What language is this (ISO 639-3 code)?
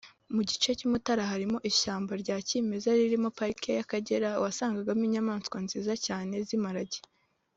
kin